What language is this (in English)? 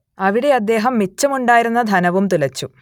Malayalam